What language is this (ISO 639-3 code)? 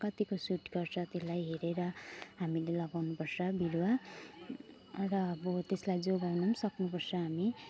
nep